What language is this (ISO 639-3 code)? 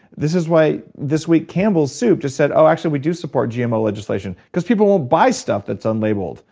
eng